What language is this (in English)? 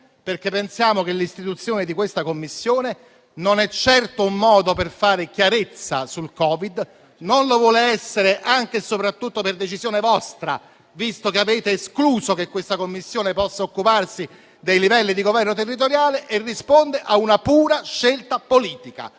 Italian